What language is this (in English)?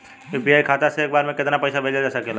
Bhojpuri